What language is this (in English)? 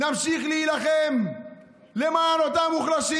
Hebrew